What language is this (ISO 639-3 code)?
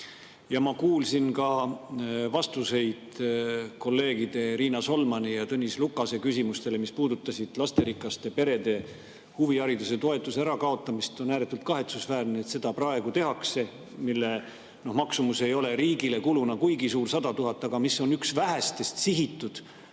est